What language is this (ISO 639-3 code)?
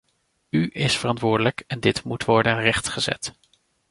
nld